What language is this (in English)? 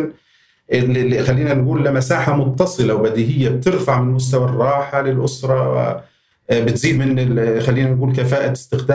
Arabic